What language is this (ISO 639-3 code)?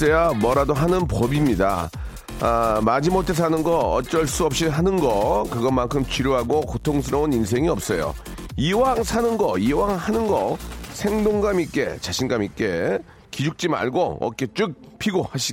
kor